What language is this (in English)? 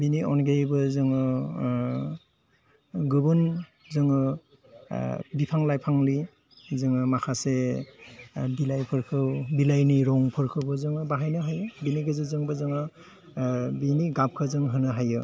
Bodo